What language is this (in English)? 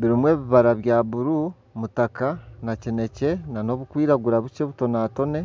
Nyankole